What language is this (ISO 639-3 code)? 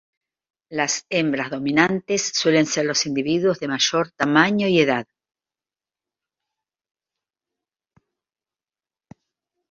spa